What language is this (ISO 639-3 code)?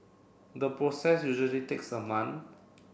eng